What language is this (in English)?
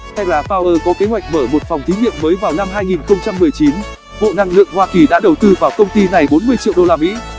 Vietnamese